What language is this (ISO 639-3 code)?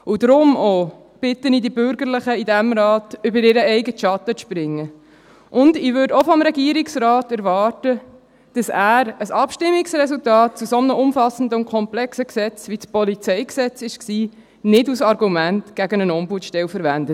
gsw